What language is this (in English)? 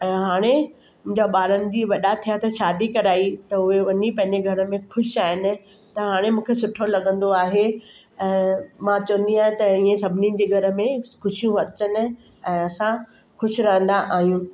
Sindhi